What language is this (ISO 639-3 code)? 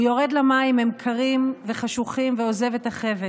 heb